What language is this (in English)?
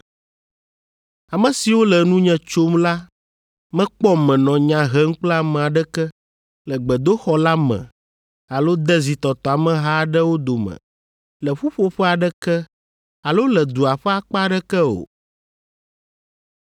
Ewe